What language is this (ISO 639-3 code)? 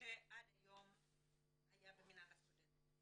heb